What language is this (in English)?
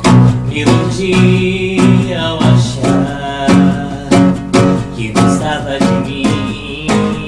Portuguese